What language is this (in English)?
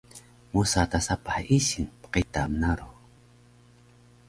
Taroko